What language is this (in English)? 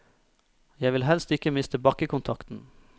Norwegian